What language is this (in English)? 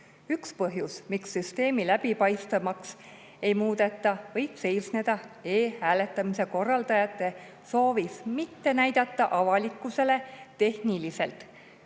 Estonian